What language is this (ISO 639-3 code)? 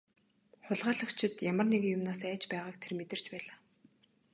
mon